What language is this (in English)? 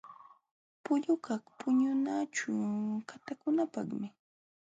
Jauja Wanca Quechua